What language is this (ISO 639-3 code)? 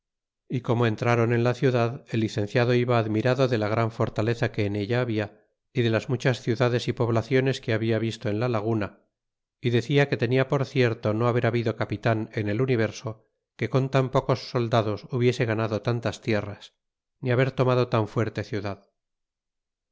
spa